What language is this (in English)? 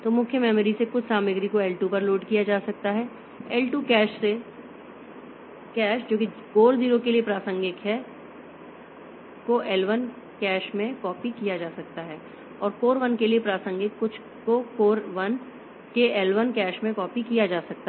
Hindi